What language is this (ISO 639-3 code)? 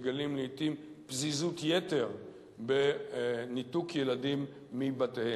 heb